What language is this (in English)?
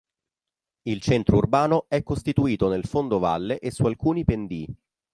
Italian